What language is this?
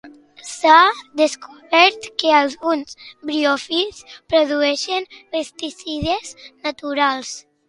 Catalan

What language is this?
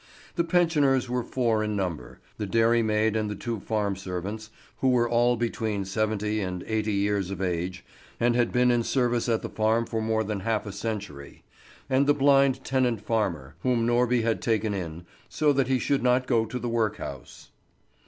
English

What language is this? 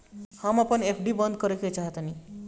Bhojpuri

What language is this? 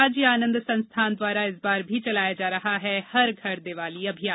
Hindi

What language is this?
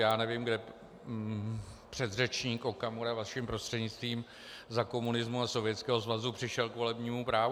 Czech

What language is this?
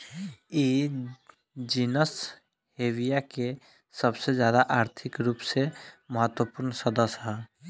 Bhojpuri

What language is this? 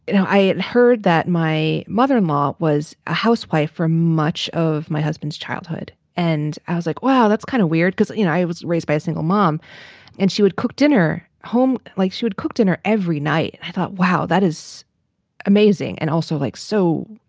English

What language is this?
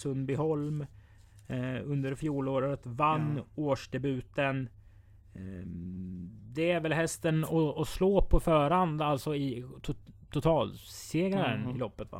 Swedish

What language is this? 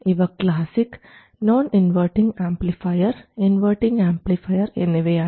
Malayalam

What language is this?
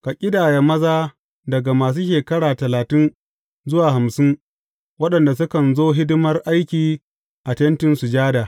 Hausa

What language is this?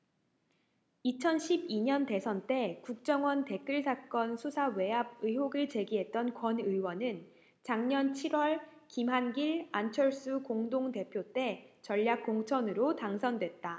Korean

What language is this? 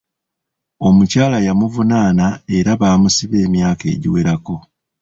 Ganda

